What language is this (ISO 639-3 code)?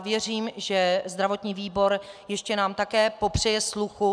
ces